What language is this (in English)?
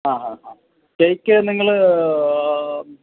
Malayalam